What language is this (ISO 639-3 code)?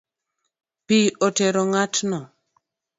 luo